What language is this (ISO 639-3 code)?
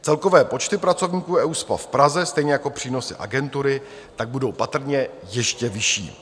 ces